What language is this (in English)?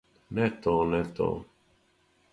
Serbian